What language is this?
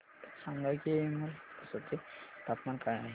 Marathi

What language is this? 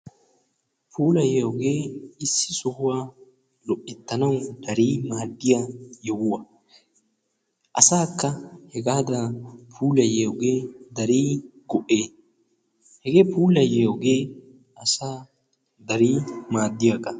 Wolaytta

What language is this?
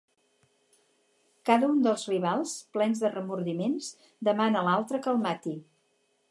Catalan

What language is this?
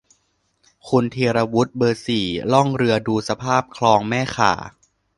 Thai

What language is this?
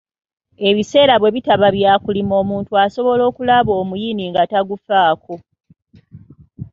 Ganda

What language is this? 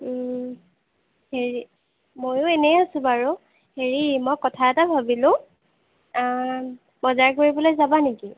Assamese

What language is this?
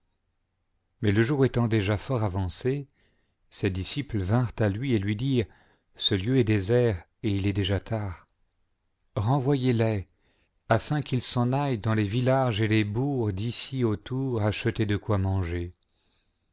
French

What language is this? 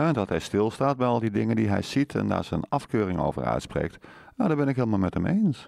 Dutch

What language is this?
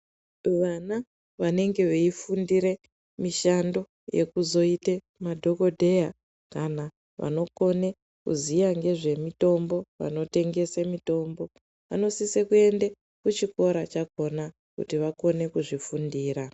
Ndau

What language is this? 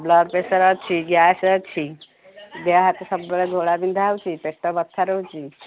Odia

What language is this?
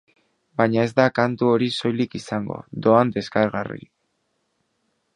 Basque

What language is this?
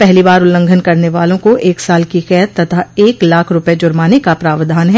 Hindi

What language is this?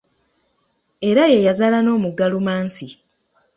Ganda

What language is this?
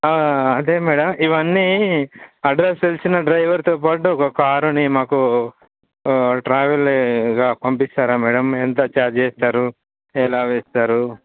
Telugu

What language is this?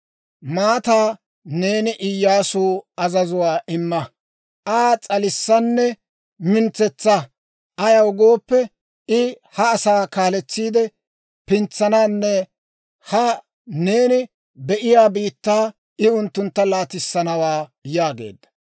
Dawro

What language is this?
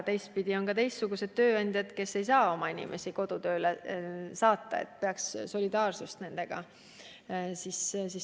Estonian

